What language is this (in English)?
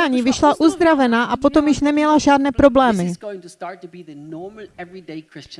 Czech